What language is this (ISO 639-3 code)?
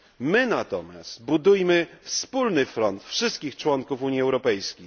pol